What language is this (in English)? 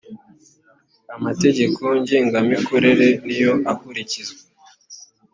Kinyarwanda